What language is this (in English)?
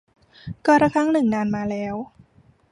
Thai